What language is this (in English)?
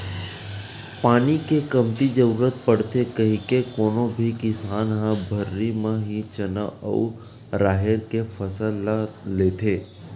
Chhattisgarhi